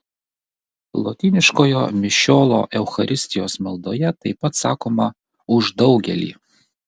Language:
Lithuanian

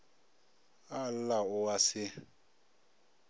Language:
Northern Sotho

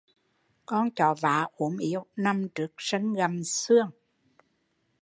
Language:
Vietnamese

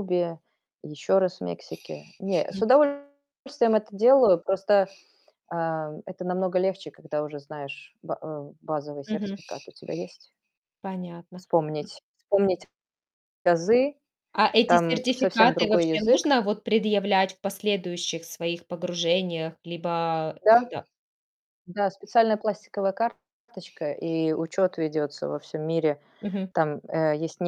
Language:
Russian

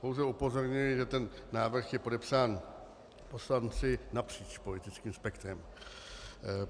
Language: Czech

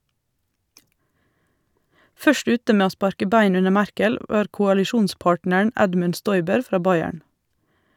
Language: Norwegian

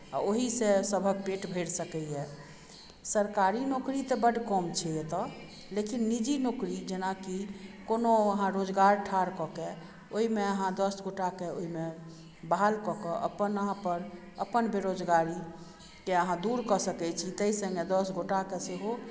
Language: Maithili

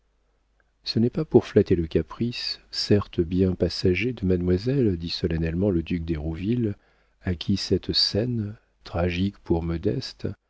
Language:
French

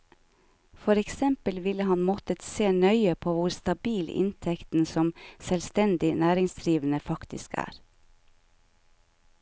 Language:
Norwegian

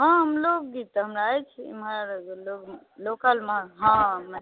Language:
Maithili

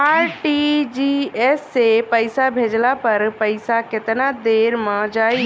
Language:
Bhojpuri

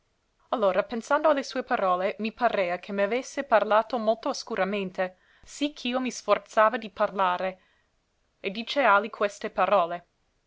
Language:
Italian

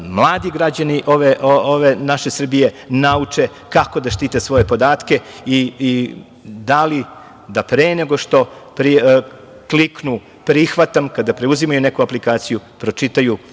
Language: Serbian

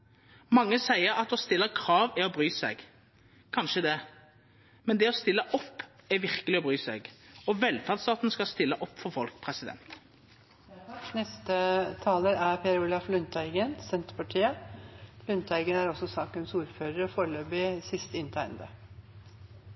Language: Norwegian Nynorsk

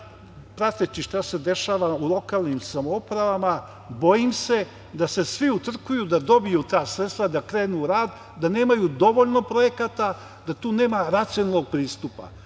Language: Serbian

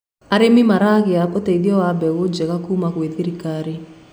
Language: Kikuyu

